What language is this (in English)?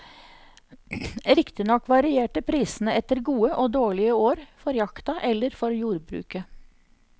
Norwegian